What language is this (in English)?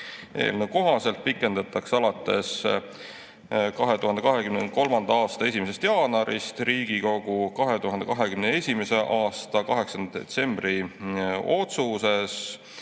Estonian